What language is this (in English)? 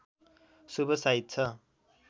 Nepali